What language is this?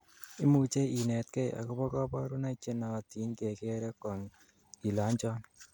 Kalenjin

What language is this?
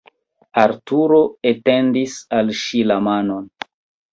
Esperanto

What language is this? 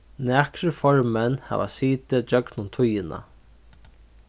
Faroese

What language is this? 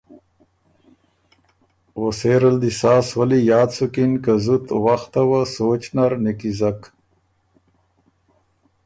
Ormuri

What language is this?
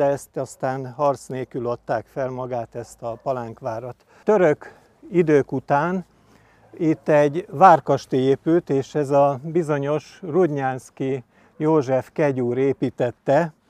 Hungarian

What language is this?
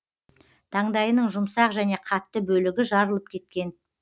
Kazakh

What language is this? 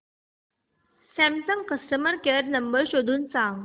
Marathi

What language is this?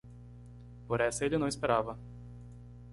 Portuguese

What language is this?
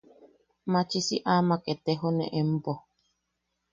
Yaqui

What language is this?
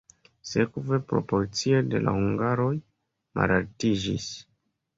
Esperanto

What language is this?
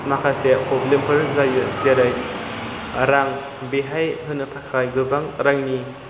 Bodo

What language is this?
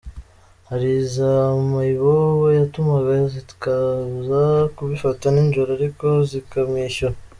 Kinyarwanda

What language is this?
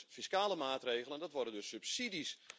Dutch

